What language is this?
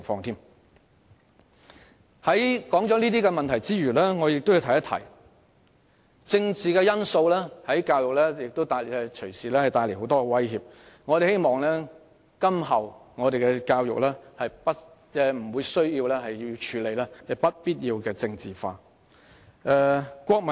Cantonese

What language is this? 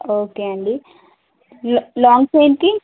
Telugu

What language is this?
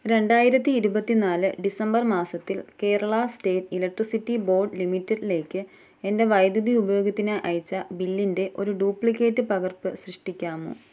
Malayalam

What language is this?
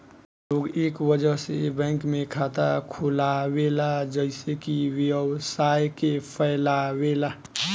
Bhojpuri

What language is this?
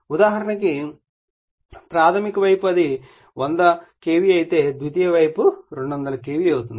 Telugu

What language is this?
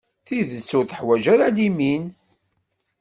Kabyle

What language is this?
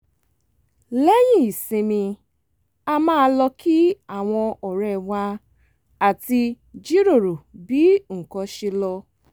Yoruba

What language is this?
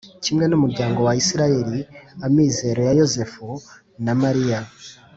Kinyarwanda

